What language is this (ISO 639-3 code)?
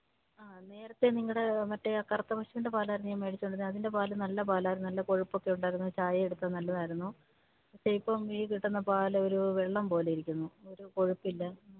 mal